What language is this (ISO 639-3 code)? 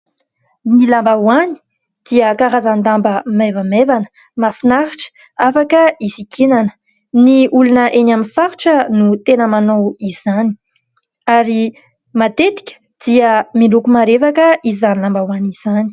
mlg